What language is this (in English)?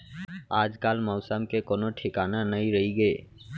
Chhattisgarhi